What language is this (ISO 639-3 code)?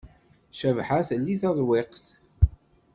kab